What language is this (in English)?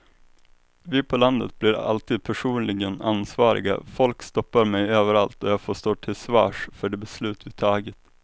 Swedish